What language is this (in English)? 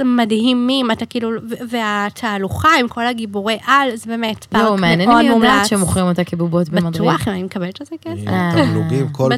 Hebrew